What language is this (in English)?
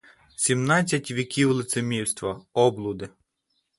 Ukrainian